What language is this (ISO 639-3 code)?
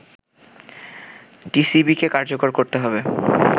ben